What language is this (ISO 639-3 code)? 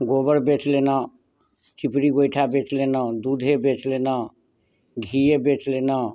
mai